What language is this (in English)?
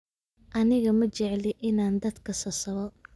Somali